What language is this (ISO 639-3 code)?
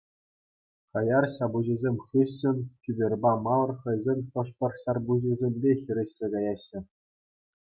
chv